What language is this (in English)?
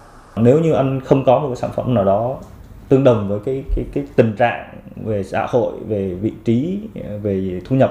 Vietnamese